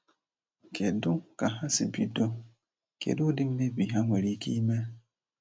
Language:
Igbo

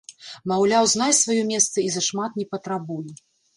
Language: Belarusian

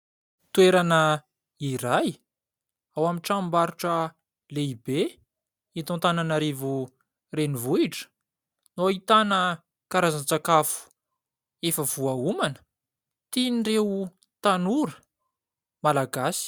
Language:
Malagasy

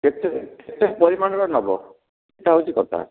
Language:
Odia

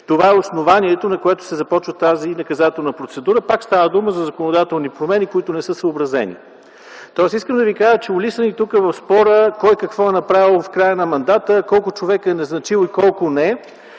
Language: Bulgarian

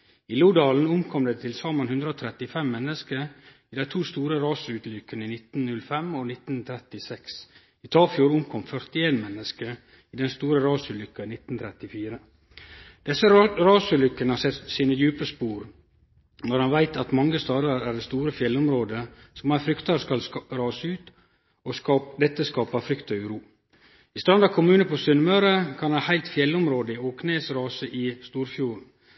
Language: Norwegian Nynorsk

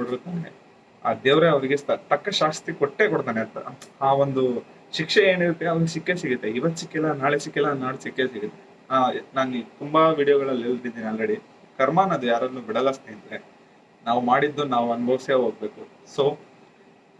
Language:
Kannada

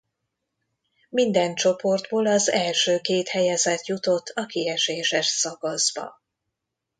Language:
Hungarian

